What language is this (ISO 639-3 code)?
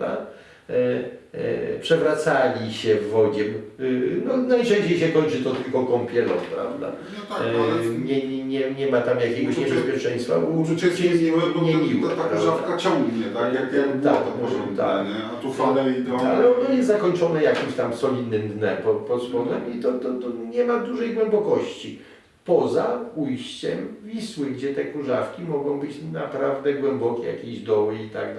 pol